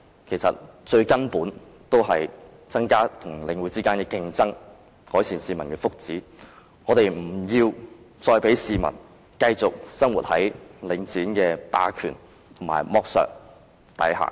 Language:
Cantonese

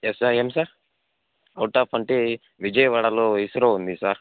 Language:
Telugu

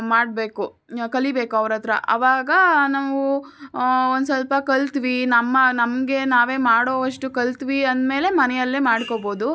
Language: Kannada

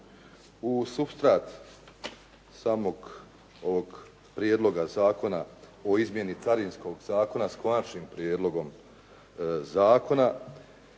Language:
Croatian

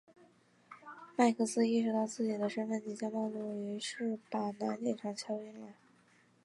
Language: Chinese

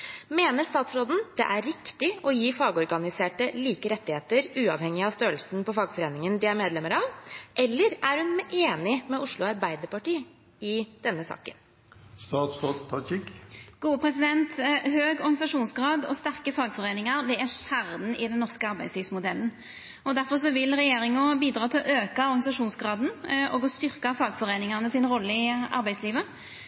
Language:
Norwegian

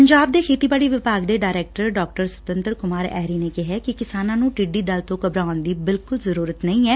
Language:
Punjabi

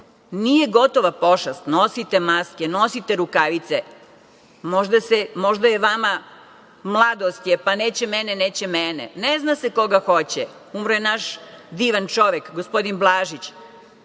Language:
Serbian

